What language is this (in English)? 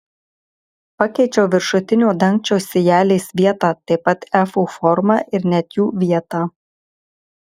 Lithuanian